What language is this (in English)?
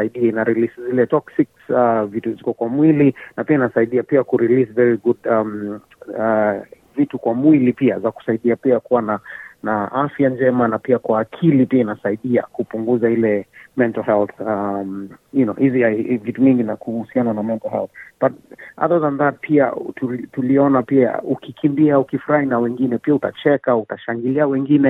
Swahili